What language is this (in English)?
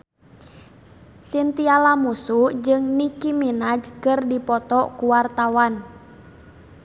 Sundanese